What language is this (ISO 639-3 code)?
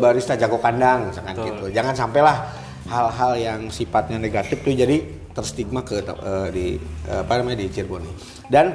ind